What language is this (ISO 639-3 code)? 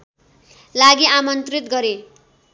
nep